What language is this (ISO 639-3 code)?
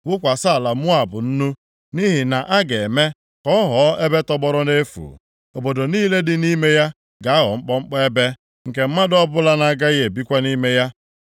ibo